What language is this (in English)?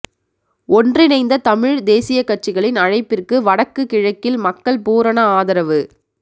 Tamil